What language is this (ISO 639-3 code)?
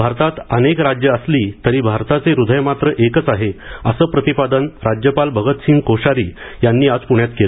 mar